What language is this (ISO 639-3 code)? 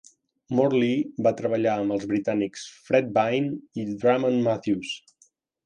cat